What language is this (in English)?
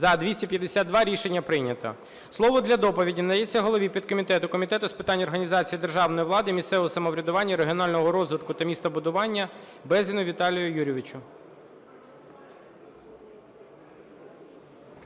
Ukrainian